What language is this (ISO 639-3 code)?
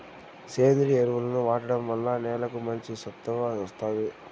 tel